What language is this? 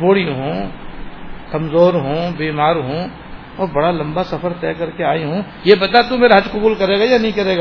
Urdu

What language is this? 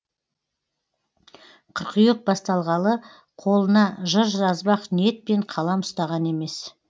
Kazakh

